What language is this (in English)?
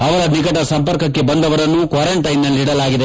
Kannada